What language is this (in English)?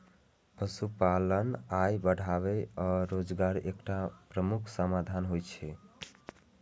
Maithili